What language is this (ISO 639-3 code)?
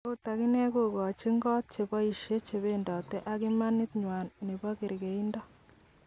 kln